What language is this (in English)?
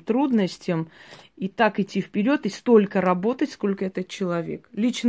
Russian